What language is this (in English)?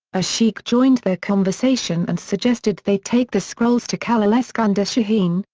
English